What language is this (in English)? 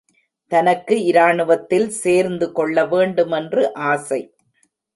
Tamil